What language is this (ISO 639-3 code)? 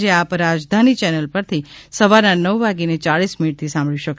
guj